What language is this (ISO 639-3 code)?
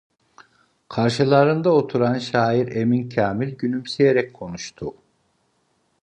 tur